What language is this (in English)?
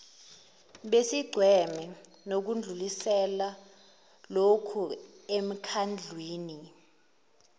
Zulu